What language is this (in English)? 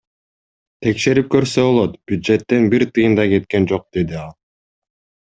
Kyrgyz